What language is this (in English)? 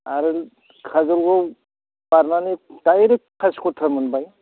Bodo